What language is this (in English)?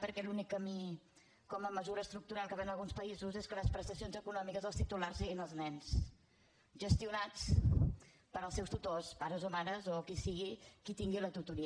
Catalan